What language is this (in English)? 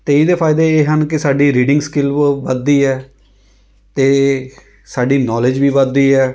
Punjabi